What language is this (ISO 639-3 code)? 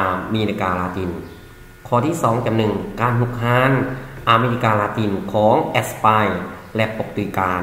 tha